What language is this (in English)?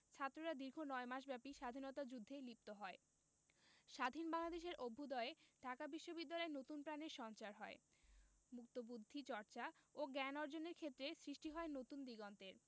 Bangla